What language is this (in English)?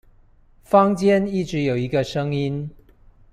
Chinese